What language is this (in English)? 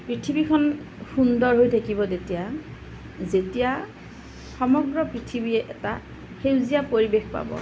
Assamese